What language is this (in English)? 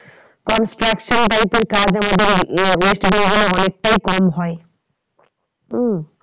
Bangla